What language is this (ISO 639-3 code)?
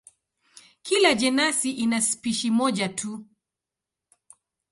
swa